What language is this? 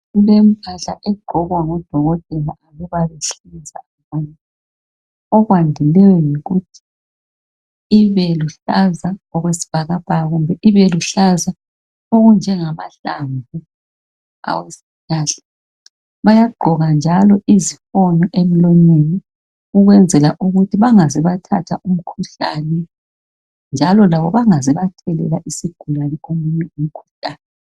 North Ndebele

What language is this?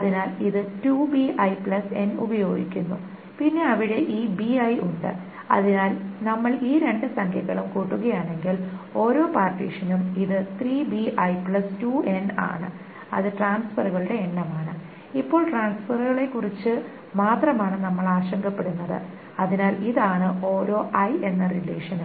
Malayalam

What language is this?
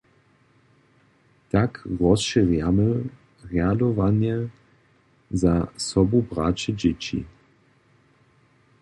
Upper Sorbian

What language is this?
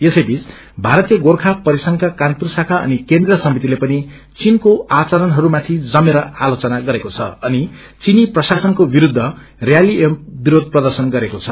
Nepali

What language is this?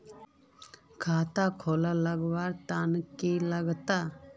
Magahi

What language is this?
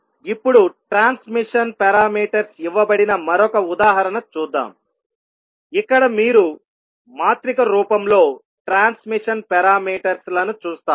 Telugu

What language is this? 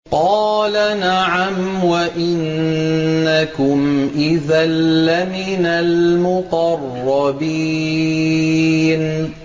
Arabic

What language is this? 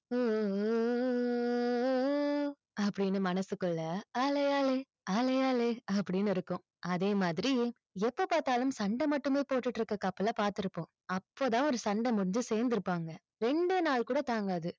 Tamil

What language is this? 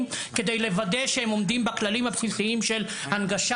Hebrew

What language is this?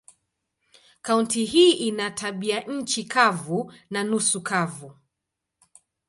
Swahili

